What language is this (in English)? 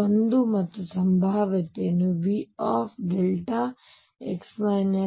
Kannada